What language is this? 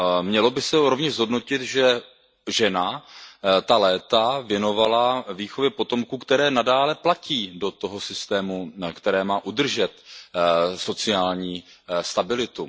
Czech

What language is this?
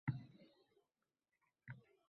Uzbek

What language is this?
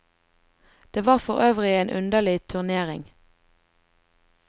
Norwegian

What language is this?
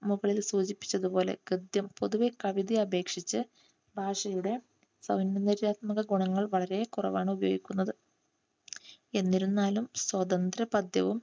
Malayalam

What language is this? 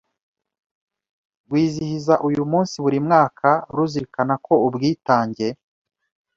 Kinyarwanda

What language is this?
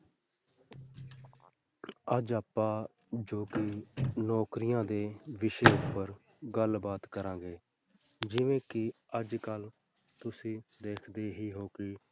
Punjabi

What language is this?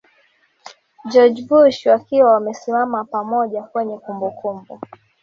Swahili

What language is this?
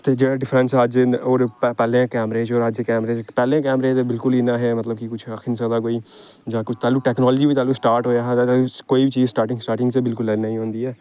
Dogri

